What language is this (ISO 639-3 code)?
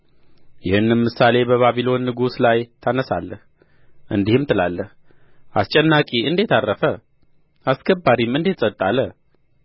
amh